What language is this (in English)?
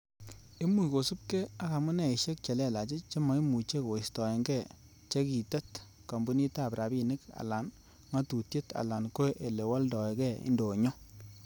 Kalenjin